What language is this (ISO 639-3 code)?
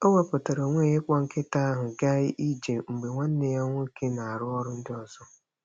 ibo